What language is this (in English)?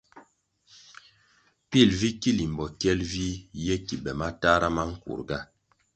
Kwasio